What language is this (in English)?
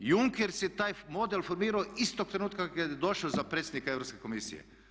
Croatian